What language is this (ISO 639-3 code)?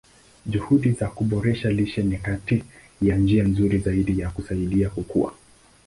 swa